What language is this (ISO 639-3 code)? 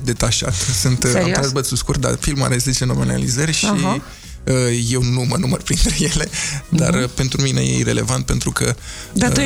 ron